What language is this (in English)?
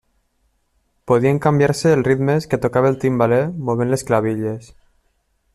Catalan